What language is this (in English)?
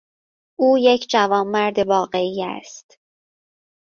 Persian